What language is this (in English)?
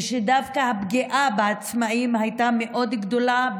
Hebrew